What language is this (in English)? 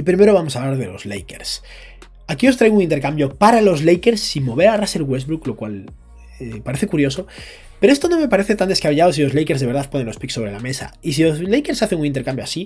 Spanish